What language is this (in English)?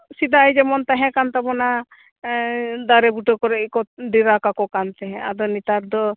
Santali